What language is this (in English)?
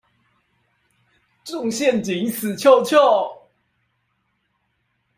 Chinese